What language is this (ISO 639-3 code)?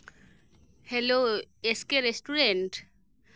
sat